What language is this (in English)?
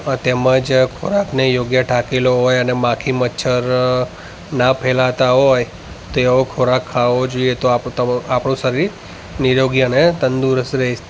Gujarati